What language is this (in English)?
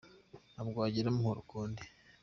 Kinyarwanda